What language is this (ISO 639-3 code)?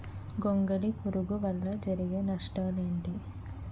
tel